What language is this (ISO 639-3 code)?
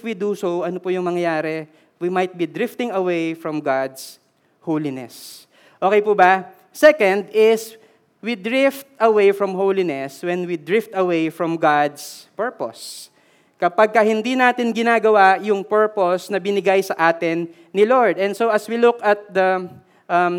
fil